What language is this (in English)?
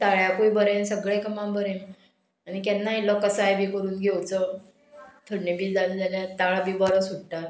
Konkani